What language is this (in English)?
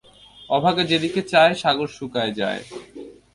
Bangla